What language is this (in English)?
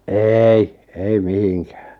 Finnish